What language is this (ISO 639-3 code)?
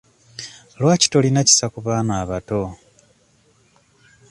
lug